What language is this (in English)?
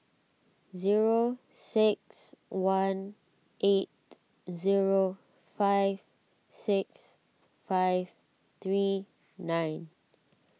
English